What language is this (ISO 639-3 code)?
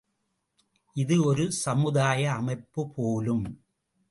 tam